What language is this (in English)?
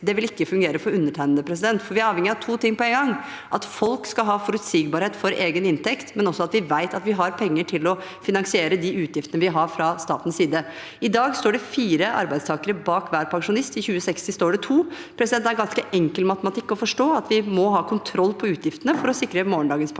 Norwegian